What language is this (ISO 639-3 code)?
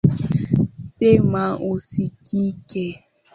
swa